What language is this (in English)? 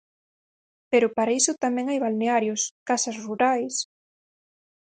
Galician